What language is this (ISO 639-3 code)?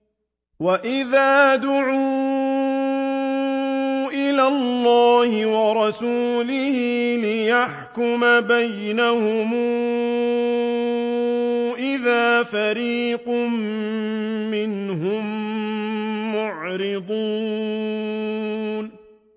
ara